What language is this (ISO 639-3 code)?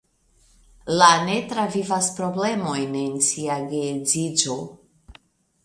epo